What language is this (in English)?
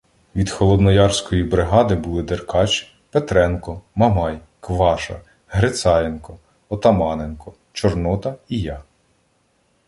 Ukrainian